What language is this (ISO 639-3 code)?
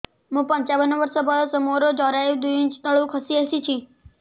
ori